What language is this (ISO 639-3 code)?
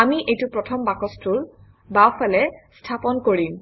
asm